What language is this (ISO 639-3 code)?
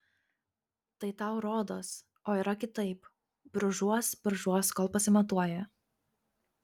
lit